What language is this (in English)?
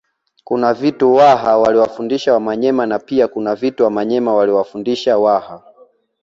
Swahili